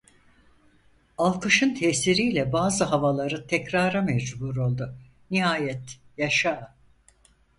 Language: Turkish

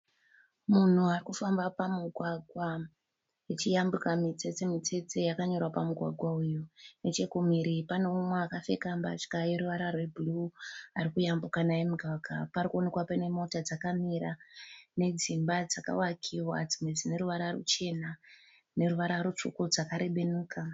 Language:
Shona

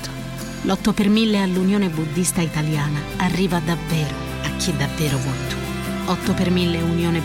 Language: Italian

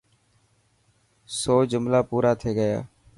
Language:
Dhatki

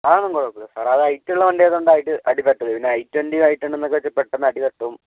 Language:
Malayalam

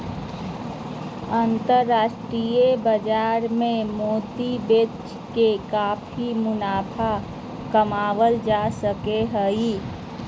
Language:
Magahi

